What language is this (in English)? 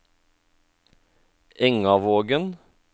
Norwegian